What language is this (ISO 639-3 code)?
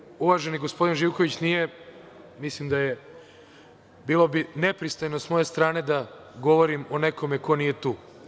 srp